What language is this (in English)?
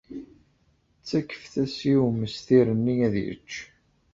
Kabyle